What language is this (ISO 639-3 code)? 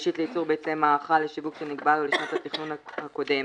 heb